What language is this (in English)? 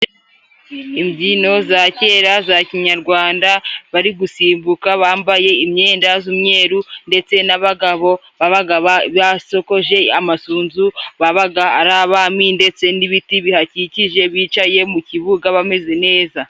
Kinyarwanda